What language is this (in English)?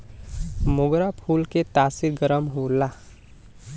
Bhojpuri